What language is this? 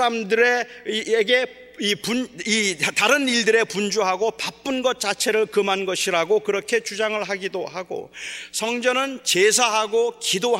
Korean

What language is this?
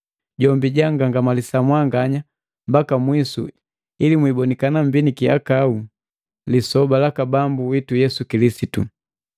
Matengo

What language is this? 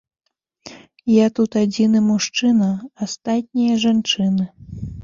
Belarusian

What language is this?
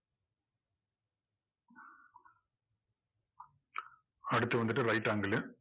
Tamil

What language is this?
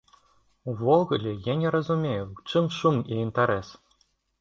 Belarusian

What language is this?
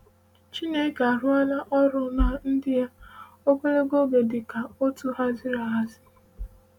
Igbo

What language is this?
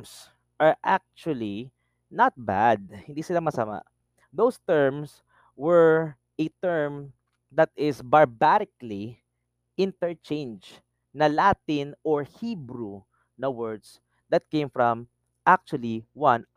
Filipino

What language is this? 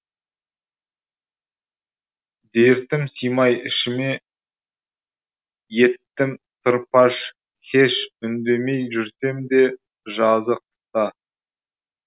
Kazakh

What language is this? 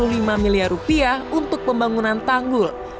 Indonesian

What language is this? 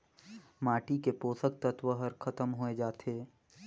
Chhattisgarhi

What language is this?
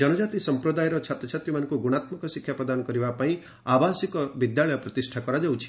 Odia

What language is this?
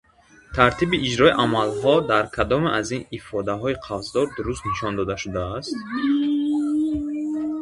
Tajik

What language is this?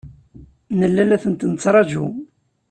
Kabyle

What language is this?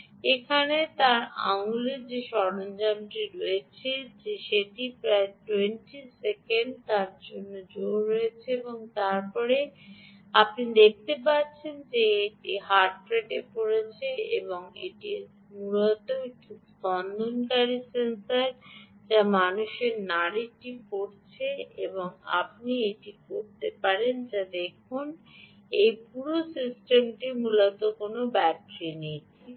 Bangla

